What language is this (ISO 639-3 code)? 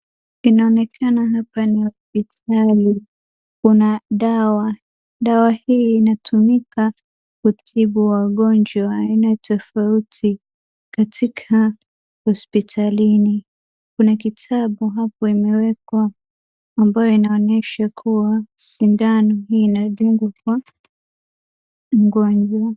swa